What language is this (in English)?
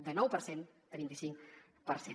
Catalan